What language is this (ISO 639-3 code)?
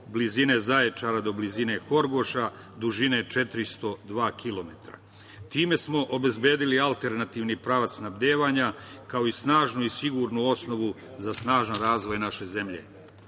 srp